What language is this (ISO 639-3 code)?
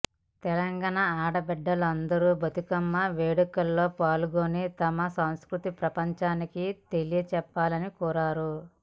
tel